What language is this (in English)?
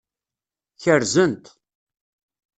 Kabyle